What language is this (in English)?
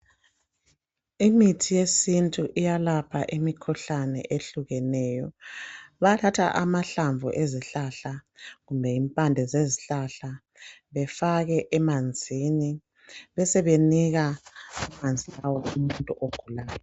North Ndebele